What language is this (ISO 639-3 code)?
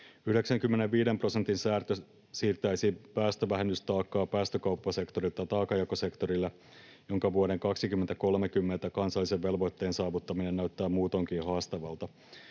fin